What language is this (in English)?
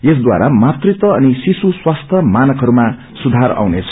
Nepali